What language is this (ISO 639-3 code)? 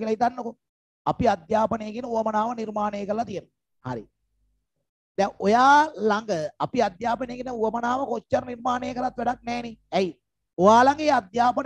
ind